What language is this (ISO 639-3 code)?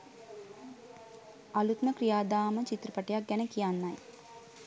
sin